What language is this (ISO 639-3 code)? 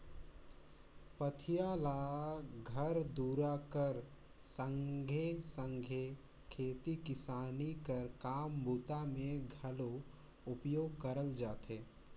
hne